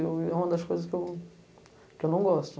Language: Portuguese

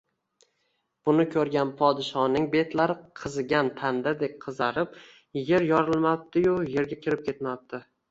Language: Uzbek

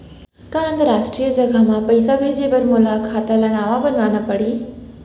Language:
Chhattisgarhi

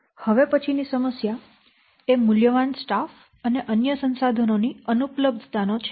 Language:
Gujarati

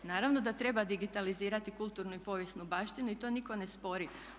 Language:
Croatian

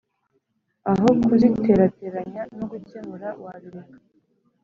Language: Kinyarwanda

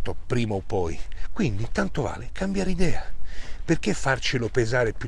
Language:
Italian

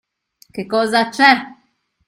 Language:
Italian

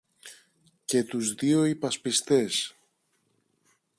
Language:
Greek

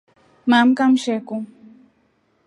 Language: Rombo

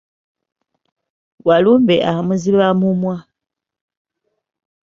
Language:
Ganda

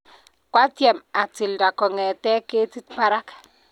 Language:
Kalenjin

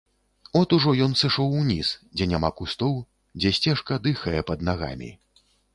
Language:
Belarusian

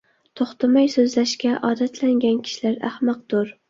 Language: Uyghur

